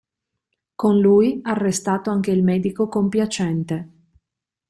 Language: Italian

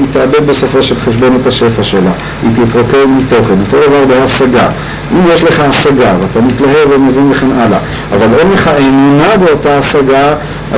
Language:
Hebrew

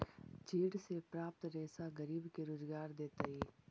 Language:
Magahi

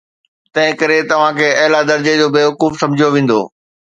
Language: Sindhi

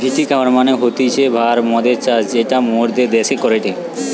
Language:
Bangla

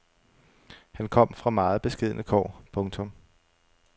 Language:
Danish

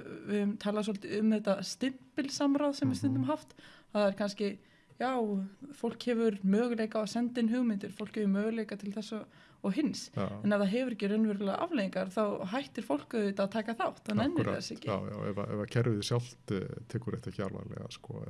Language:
Icelandic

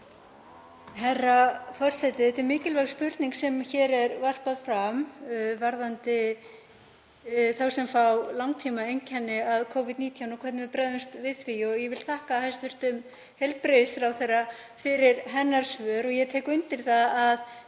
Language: Icelandic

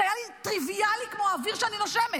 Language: Hebrew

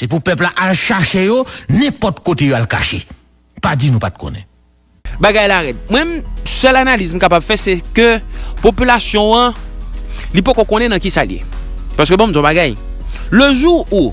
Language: French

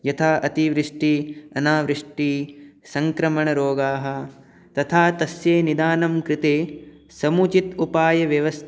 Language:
Sanskrit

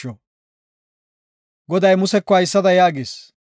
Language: Gofa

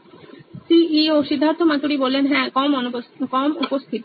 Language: Bangla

